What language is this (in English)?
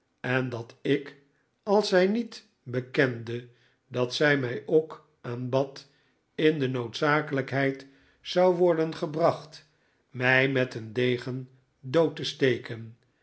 Dutch